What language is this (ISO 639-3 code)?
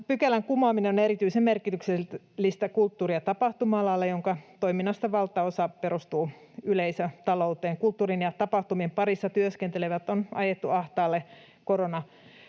fin